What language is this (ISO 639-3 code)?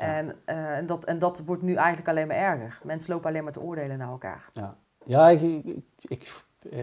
nld